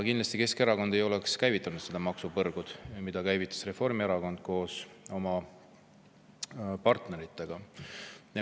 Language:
Estonian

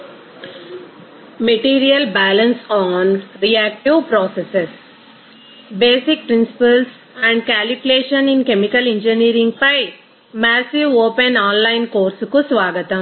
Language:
Telugu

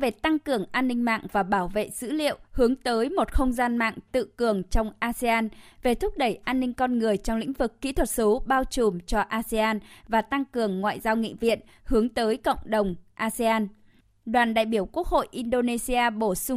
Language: Vietnamese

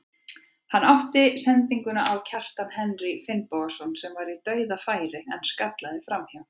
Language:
Icelandic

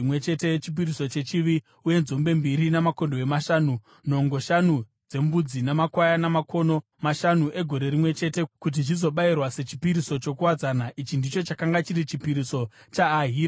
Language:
Shona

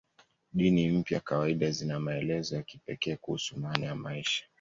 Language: Swahili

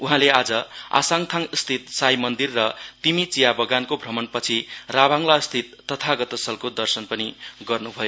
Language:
Nepali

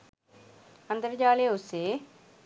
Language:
Sinhala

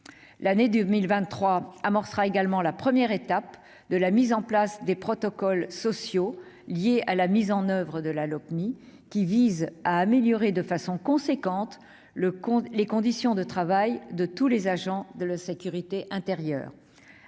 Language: French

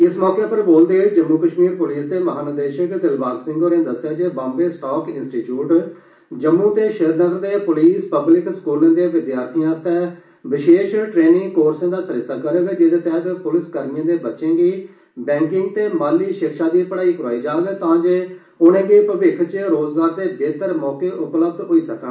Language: Dogri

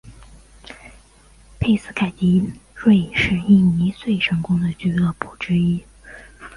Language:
Chinese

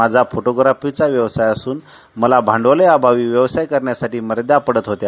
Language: Marathi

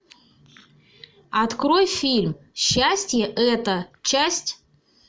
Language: Russian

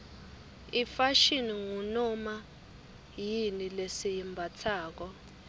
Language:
Swati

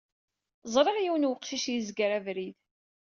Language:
Kabyle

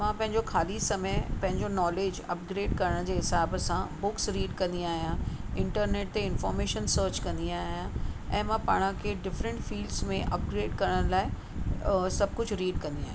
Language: Sindhi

